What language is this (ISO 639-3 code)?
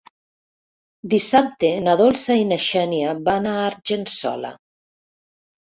cat